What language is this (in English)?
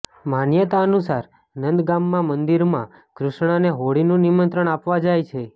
Gujarati